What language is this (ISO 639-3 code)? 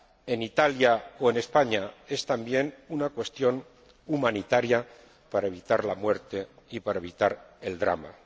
spa